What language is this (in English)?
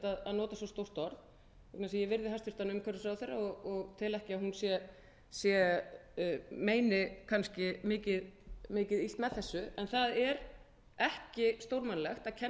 Icelandic